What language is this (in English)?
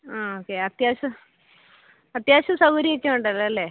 Malayalam